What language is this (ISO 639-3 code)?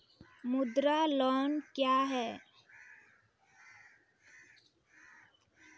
mai